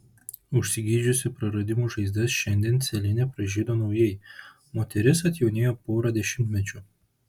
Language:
Lithuanian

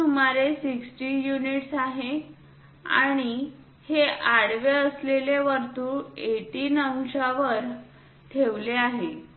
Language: Marathi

